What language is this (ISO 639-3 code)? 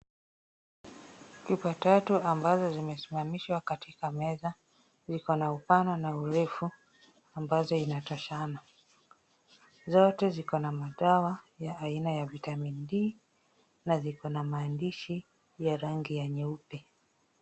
swa